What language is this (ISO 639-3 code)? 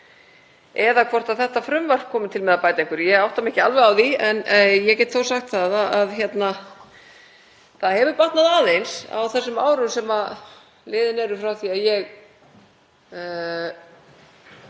isl